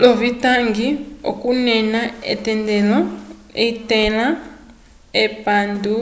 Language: Umbundu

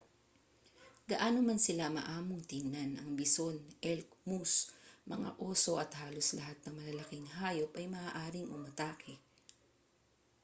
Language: Filipino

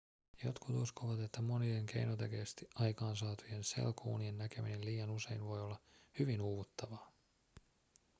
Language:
Finnish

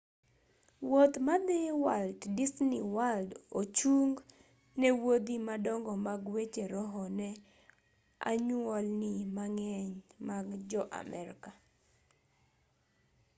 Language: Luo (Kenya and Tanzania)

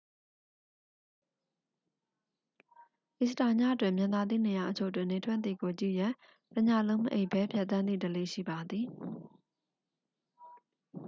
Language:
Burmese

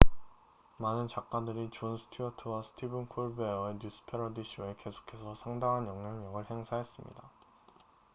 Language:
Korean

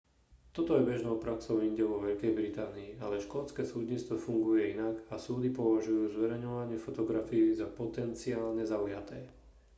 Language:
Slovak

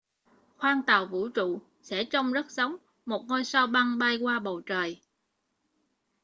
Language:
Vietnamese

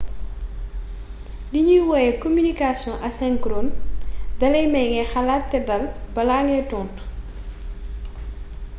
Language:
Wolof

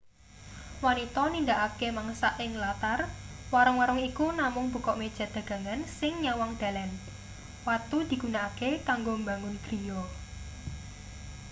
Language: Javanese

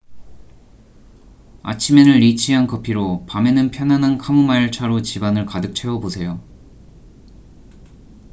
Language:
Korean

